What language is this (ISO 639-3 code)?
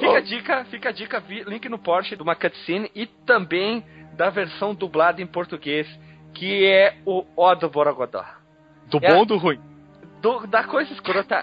por